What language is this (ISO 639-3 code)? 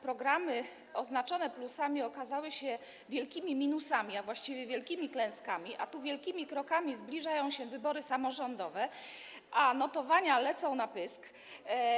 pol